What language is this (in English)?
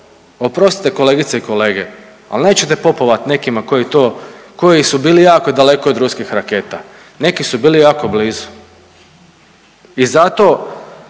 Croatian